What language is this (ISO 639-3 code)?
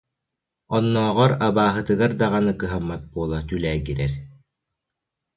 sah